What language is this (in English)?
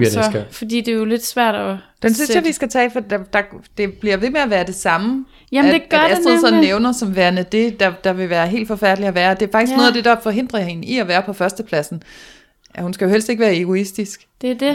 Danish